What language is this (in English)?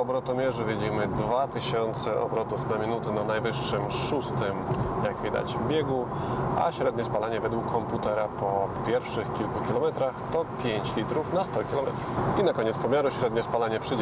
Polish